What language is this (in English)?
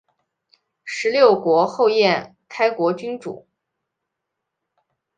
Chinese